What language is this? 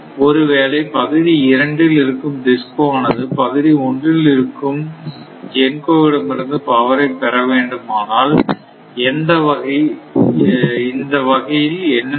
Tamil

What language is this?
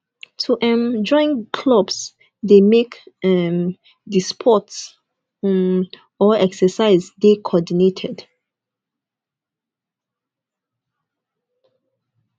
Nigerian Pidgin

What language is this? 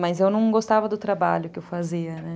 Portuguese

